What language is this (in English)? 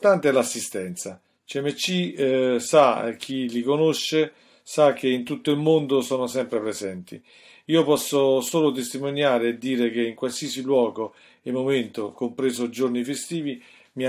Italian